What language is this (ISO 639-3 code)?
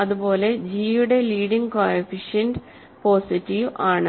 mal